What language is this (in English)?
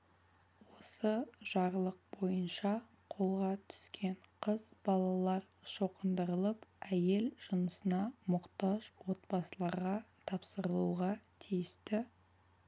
Kazakh